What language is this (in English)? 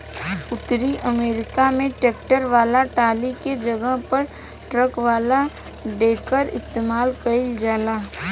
Bhojpuri